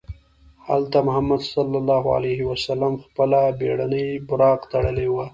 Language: Pashto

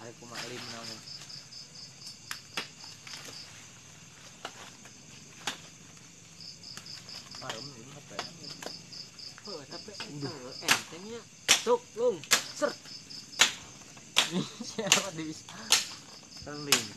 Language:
Indonesian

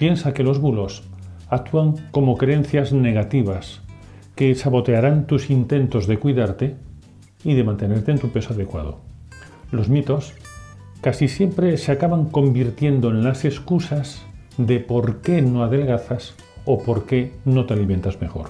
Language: Spanish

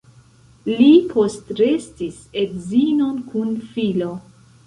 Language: Esperanto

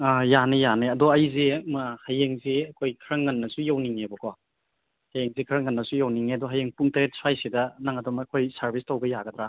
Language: Manipuri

